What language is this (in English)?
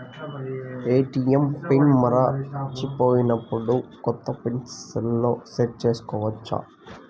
Telugu